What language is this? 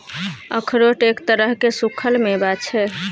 Maithili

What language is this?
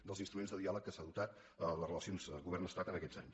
Catalan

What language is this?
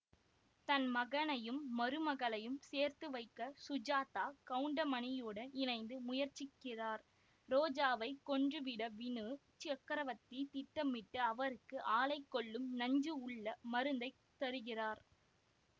Tamil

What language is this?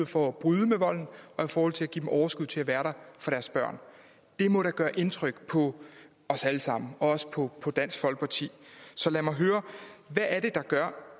Danish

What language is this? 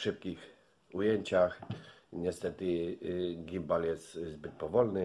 Polish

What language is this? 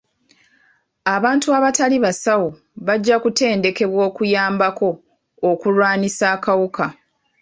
Ganda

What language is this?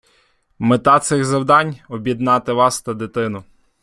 Ukrainian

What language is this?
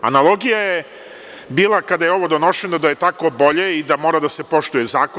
Serbian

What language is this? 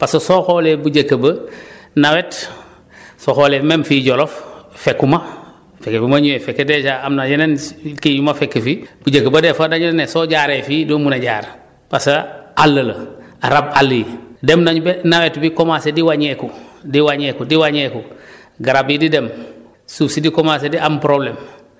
Wolof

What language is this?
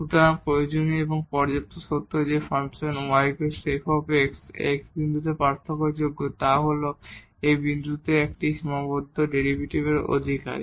Bangla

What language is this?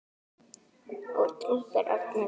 Icelandic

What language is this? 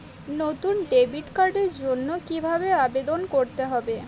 Bangla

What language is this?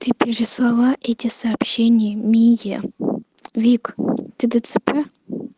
Russian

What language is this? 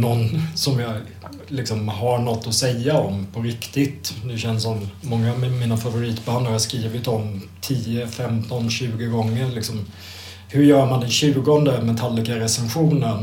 Swedish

